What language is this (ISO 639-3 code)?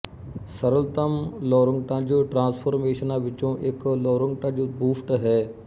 pan